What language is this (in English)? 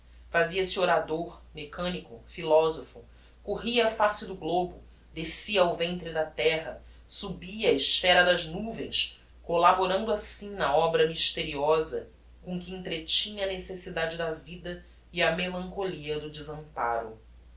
Portuguese